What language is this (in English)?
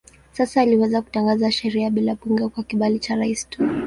Swahili